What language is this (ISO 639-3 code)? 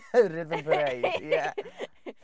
cym